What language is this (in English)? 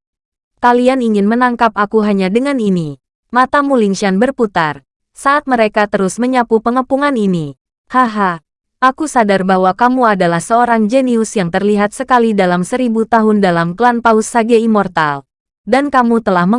Indonesian